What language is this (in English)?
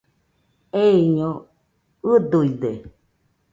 Nüpode Huitoto